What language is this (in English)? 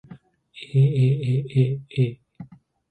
Japanese